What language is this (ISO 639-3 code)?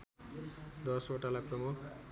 nep